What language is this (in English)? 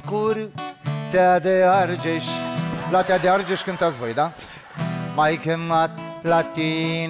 Romanian